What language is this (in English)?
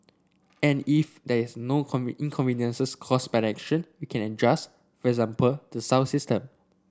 English